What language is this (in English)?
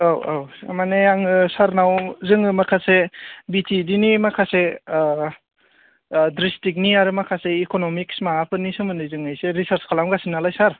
Bodo